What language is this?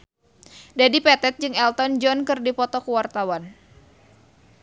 Sundanese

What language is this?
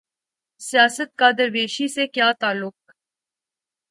Urdu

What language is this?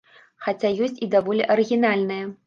Belarusian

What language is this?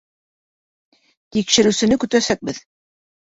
Bashkir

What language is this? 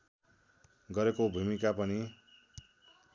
Nepali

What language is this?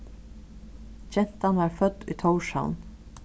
Faroese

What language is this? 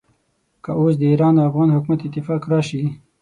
Pashto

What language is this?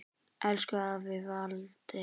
Icelandic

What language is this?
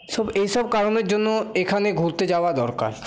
Bangla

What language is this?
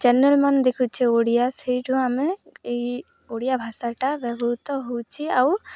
Odia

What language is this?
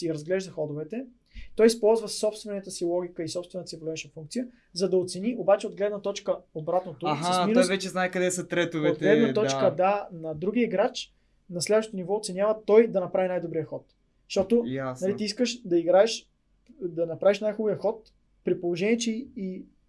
Bulgarian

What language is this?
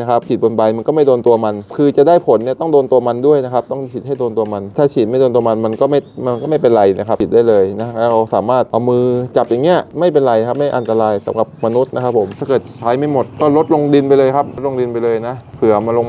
Thai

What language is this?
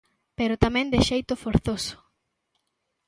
Galician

